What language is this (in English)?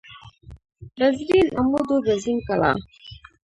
Pashto